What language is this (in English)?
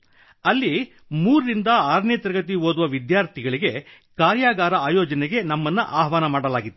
Kannada